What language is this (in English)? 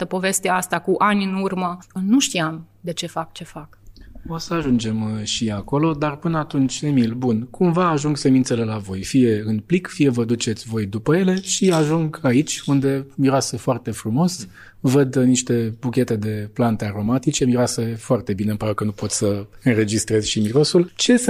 Romanian